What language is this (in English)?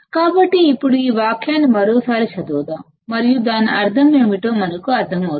Telugu